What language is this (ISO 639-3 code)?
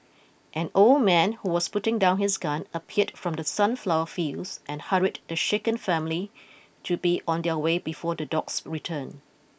eng